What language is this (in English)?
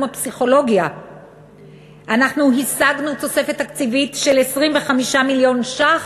Hebrew